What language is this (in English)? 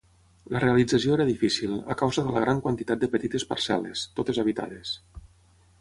Catalan